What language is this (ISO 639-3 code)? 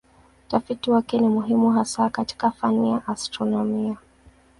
swa